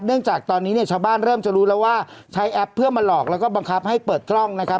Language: Thai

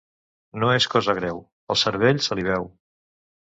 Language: Catalan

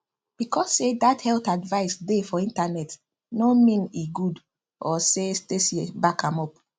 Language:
Nigerian Pidgin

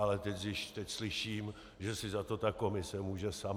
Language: Czech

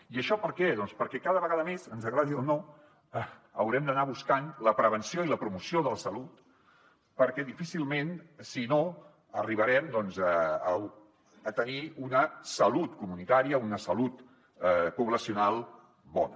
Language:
Catalan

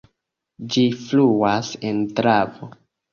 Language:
Esperanto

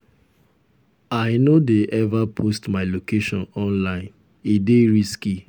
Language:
Nigerian Pidgin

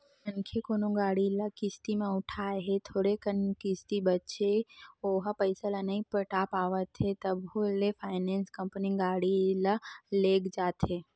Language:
Chhattisgarhi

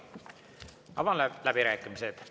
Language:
Estonian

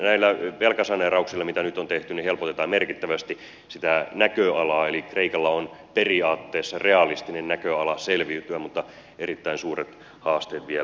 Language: Finnish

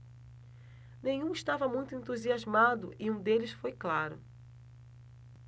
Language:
Portuguese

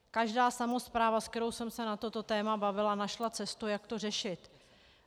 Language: Czech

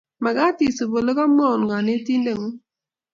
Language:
Kalenjin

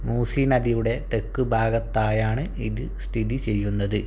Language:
Malayalam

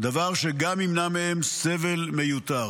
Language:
Hebrew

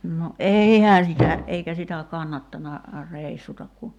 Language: Finnish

